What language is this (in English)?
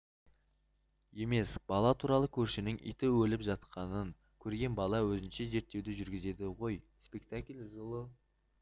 Kazakh